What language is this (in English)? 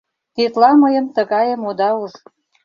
Mari